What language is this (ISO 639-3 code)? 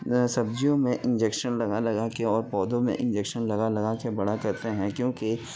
urd